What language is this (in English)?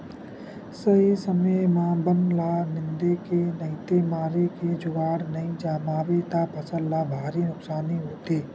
Chhattisgarhi